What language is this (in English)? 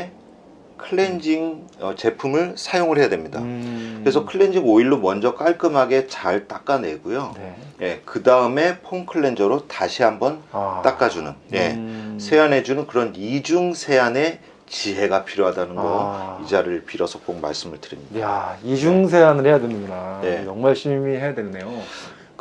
Korean